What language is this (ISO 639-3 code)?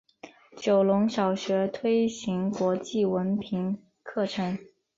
zho